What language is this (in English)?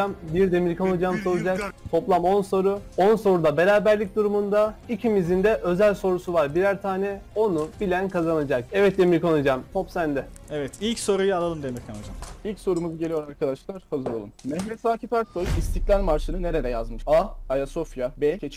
Turkish